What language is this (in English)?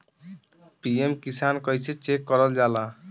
Bhojpuri